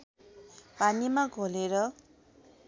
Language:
Nepali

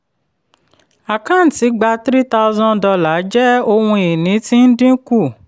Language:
Yoruba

